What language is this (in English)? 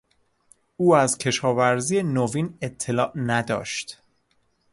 Persian